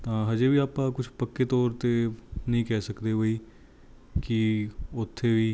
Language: Punjabi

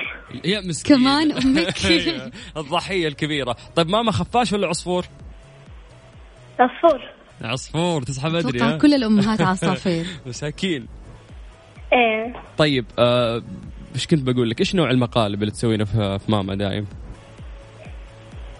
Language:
Arabic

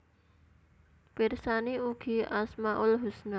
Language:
Javanese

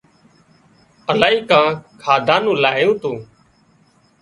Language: Wadiyara Koli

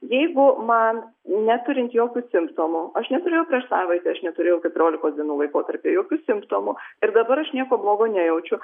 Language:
Lithuanian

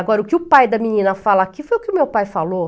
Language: Portuguese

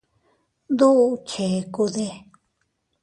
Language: Teutila Cuicatec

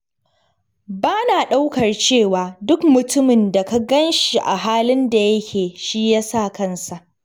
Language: Hausa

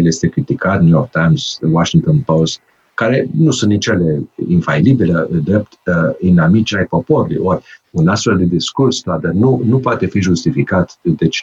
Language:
Romanian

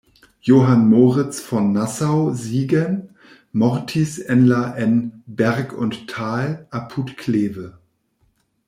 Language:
Esperanto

